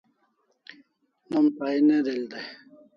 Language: Kalasha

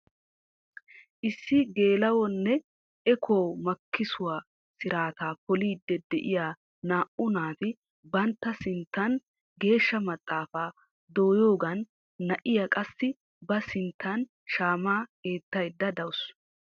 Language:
Wolaytta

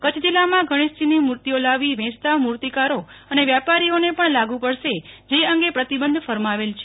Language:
Gujarati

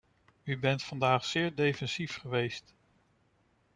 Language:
Dutch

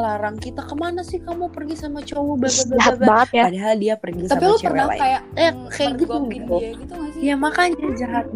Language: Indonesian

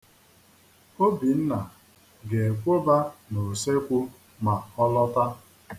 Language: Igbo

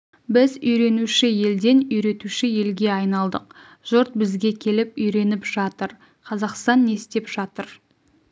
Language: Kazakh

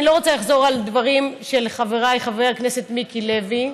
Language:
Hebrew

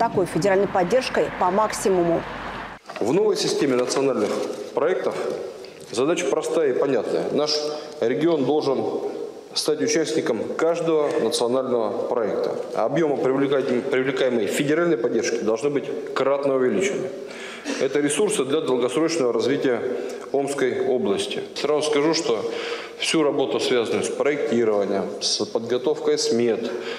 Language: Russian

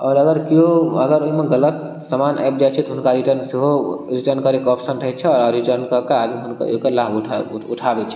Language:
Maithili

